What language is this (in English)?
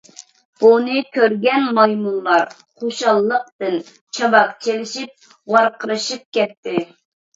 Uyghur